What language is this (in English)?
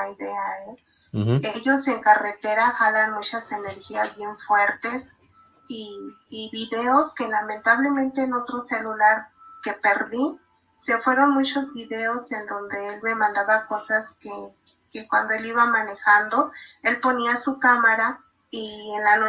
Spanish